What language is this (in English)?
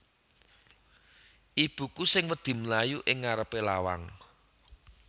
Javanese